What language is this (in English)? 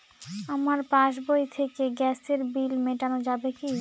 Bangla